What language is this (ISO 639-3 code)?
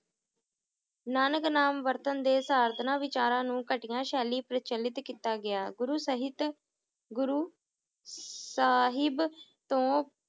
pan